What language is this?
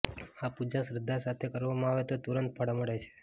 Gujarati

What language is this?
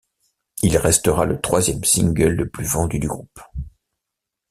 French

